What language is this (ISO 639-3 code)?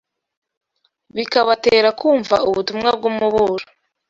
kin